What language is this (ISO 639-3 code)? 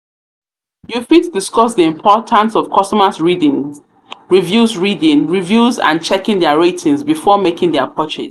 pcm